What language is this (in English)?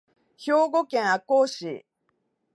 Japanese